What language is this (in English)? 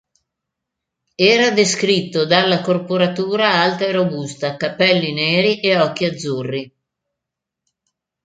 Italian